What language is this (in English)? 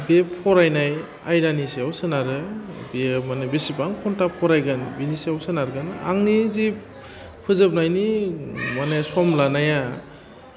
Bodo